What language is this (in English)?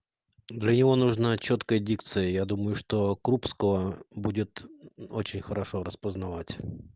Russian